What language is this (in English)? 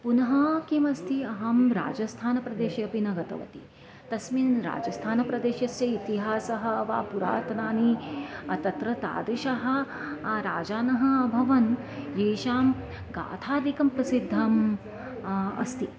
Sanskrit